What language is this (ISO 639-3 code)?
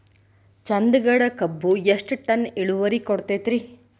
kan